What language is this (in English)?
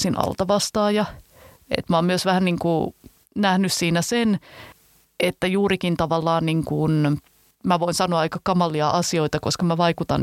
Finnish